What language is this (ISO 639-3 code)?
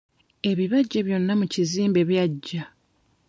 lug